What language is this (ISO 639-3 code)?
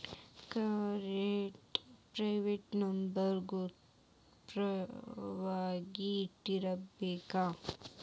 kan